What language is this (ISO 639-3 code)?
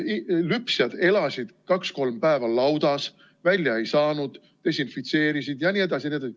est